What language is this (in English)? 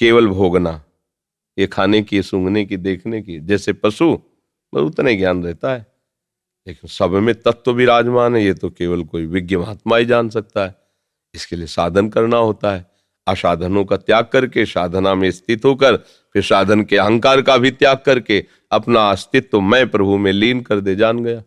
Hindi